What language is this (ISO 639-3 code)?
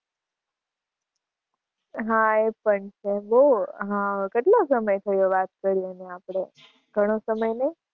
guj